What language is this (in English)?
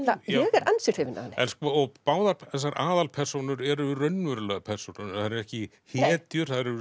Icelandic